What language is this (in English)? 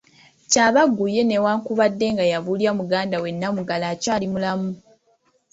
Ganda